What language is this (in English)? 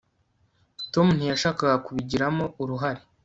Kinyarwanda